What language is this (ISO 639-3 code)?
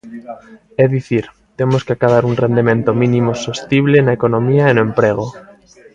glg